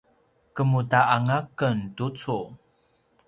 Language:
Paiwan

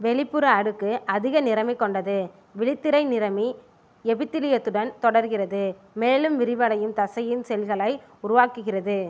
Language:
Tamil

